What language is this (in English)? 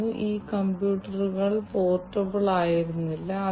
Malayalam